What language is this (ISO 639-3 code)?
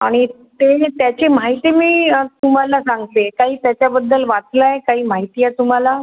mar